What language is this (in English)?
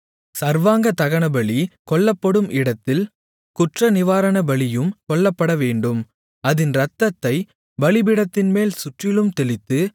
Tamil